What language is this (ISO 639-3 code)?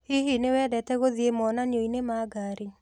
kik